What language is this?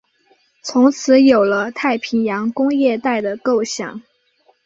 Chinese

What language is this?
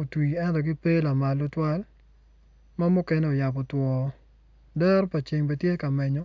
Acoli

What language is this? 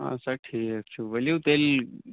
Kashmiri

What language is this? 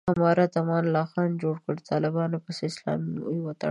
Pashto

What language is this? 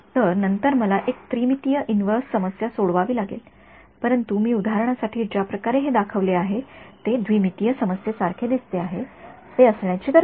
Marathi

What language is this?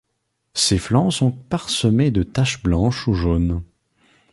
French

